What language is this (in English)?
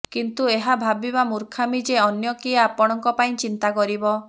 Odia